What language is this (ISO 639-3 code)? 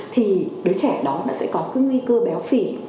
vie